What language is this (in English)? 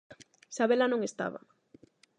Galician